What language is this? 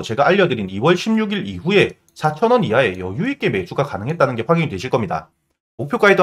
Korean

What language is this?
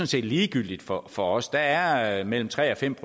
Danish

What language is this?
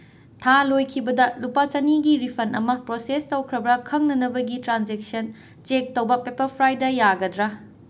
Manipuri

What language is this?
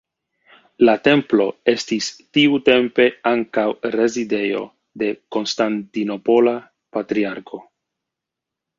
Esperanto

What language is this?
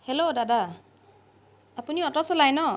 Assamese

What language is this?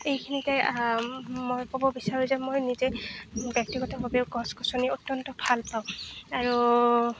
Assamese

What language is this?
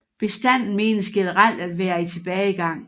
Danish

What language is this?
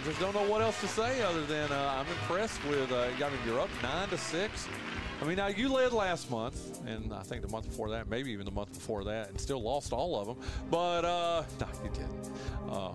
English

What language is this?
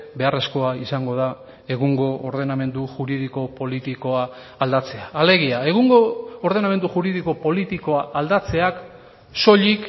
Basque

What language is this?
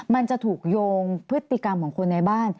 Thai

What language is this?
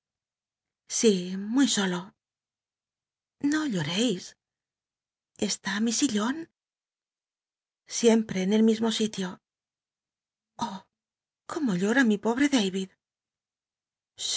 Spanish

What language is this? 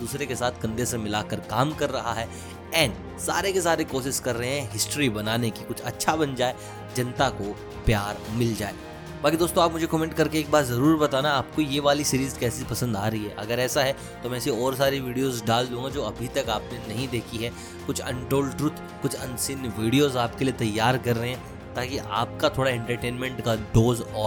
Hindi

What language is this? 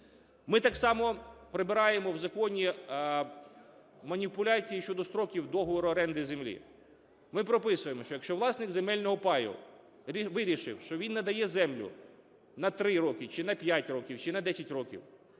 Ukrainian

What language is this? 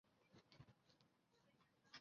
Chinese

